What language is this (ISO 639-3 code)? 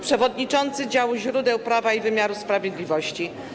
pol